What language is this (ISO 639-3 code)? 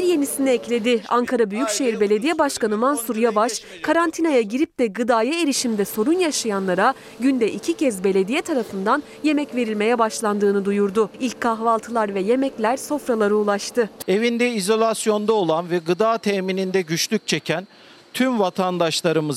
tur